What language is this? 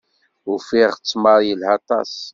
Kabyle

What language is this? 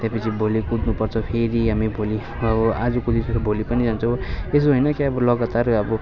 Nepali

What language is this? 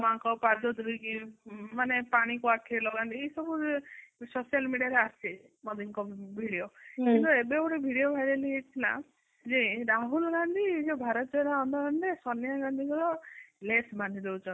Odia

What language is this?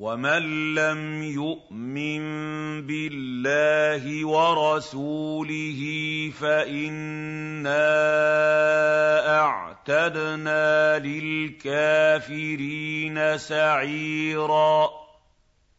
Arabic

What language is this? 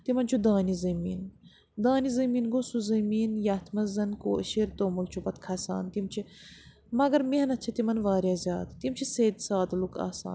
Kashmiri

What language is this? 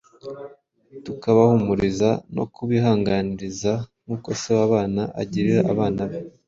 Kinyarwanda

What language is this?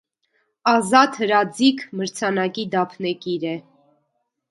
Armenian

